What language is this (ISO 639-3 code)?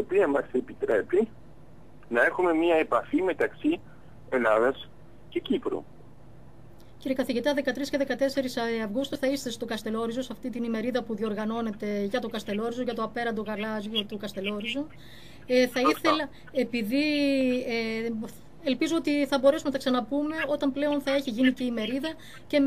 ell